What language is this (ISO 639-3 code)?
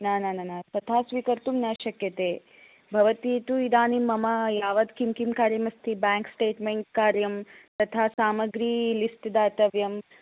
san